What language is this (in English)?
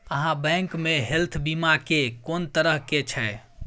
Maithili